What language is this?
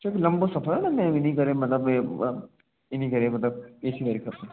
Sindhi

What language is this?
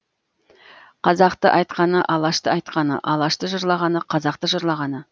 Kazakh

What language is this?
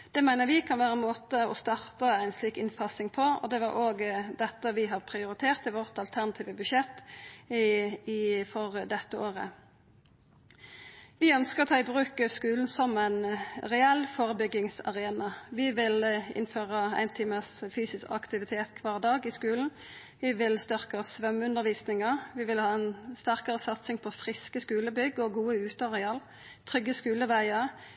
Norwegian Nynorsk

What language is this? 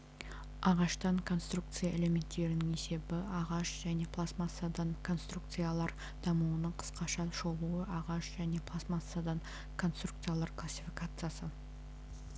Kazakh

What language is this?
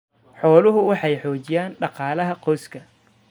Somali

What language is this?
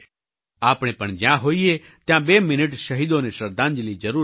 Gujarati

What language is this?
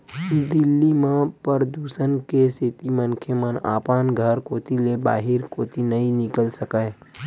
Chhattisgarhi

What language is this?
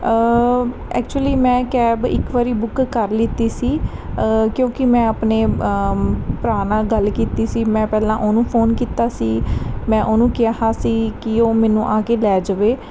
Punjabi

